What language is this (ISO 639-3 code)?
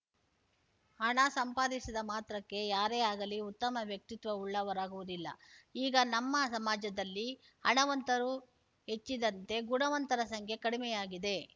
kan